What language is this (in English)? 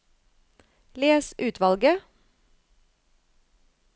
Norwegian